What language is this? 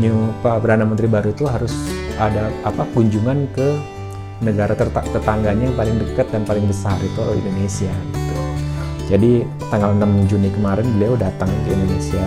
Indonesian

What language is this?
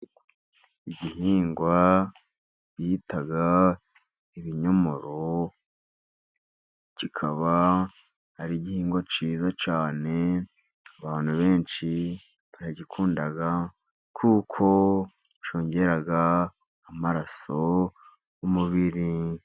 Kinyarwanda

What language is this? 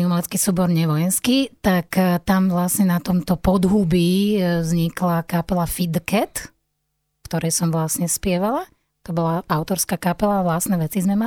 Slovak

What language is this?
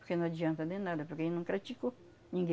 Portuguese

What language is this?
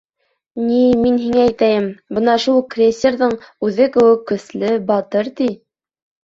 Bashkir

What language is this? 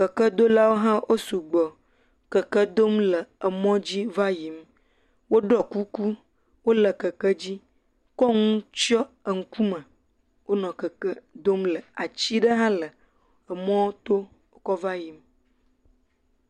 Ewe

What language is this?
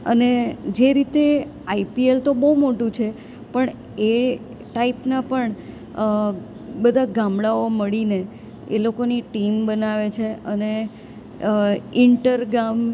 Gujarati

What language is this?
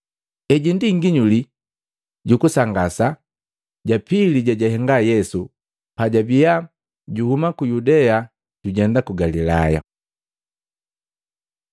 Matengo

